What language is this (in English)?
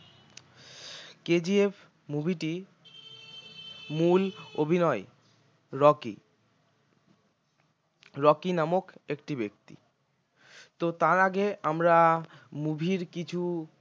Bangla